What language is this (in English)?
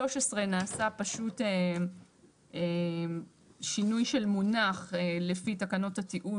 Hebrew